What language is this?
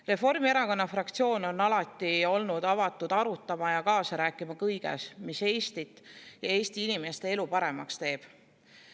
Estonian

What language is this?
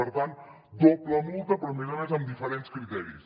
Catalan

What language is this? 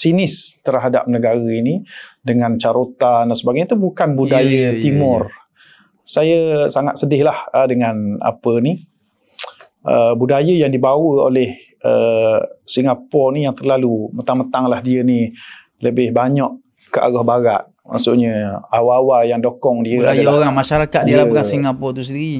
Malay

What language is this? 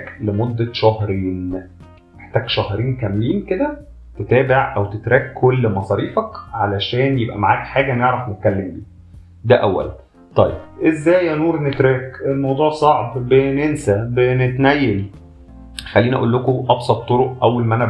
Arabic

